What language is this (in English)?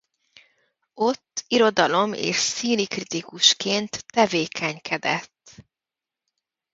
Hungarian